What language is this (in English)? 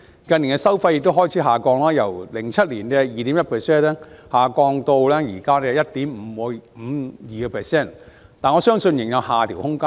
Cantonese